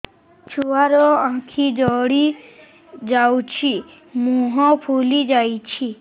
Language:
Odia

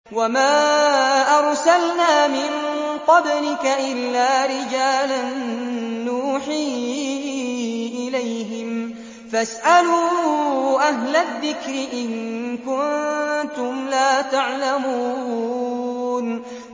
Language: Arabic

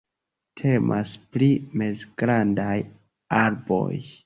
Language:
Esperanto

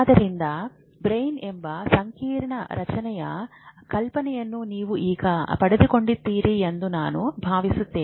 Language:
Kannada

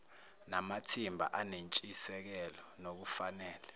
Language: Zulu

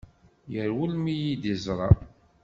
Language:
Kabyle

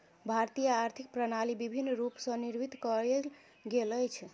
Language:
Maithili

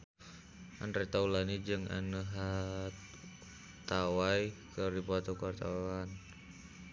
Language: Sundanese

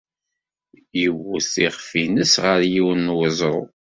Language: Kabyle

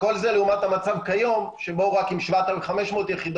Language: Hebrew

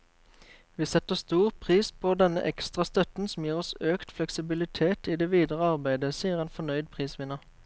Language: Norwegian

